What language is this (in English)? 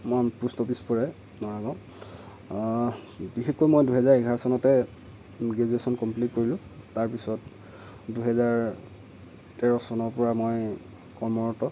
Assamese